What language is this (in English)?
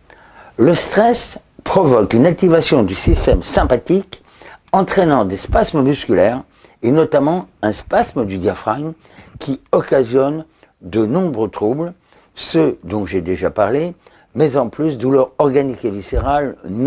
French